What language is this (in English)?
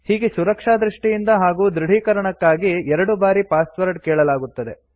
Kannada